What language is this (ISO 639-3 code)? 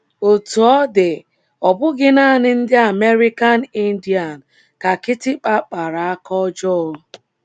ibo